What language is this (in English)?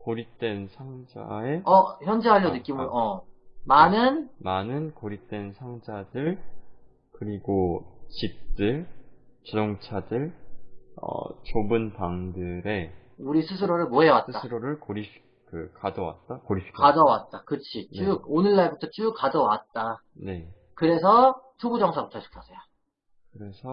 Korean